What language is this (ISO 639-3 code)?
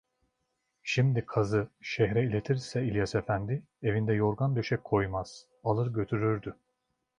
tur